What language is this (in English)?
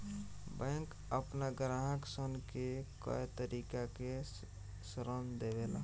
Bhojpuri